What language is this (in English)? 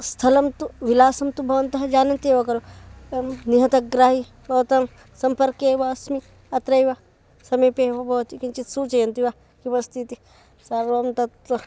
Sanskrit